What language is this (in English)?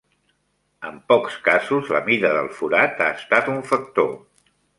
Catalan